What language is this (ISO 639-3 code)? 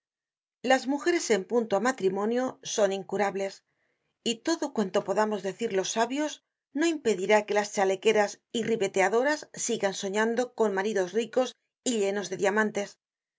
spa